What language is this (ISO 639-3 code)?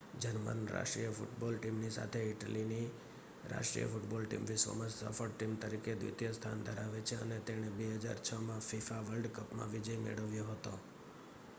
guj